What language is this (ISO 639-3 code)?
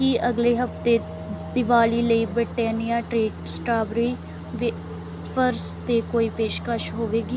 pan